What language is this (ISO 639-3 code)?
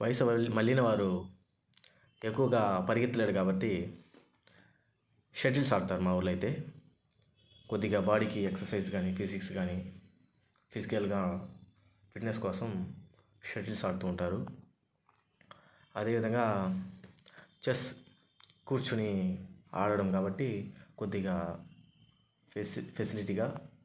tel